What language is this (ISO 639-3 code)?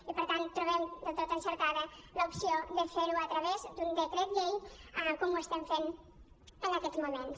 cat